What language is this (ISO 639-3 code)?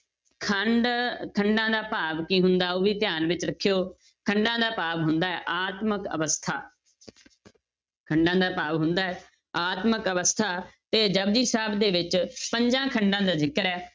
pan